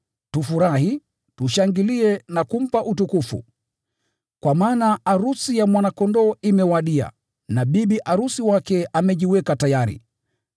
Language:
Swahili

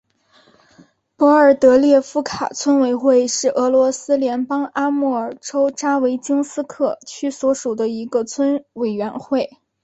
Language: Chinese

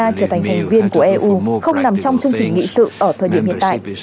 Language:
Vietnamese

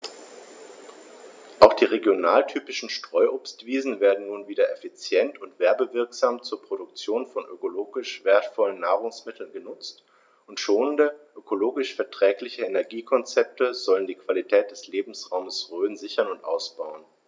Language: German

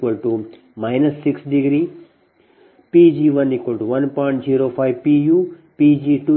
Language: Kannada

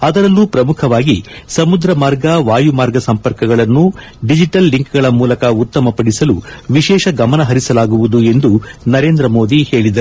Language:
Kannada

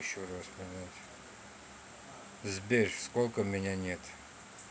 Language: Russian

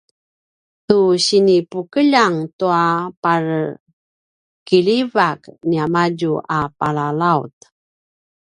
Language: Paiwan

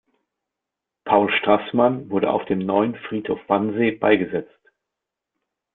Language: German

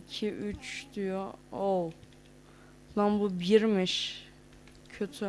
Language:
Turkish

